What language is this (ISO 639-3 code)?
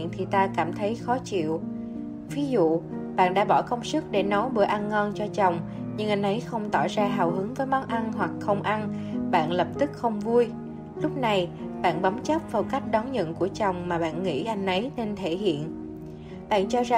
vie